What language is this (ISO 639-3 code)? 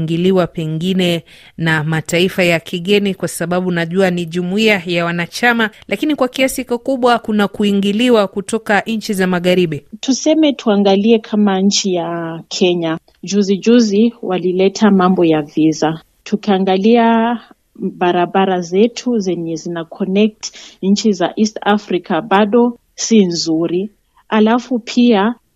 swa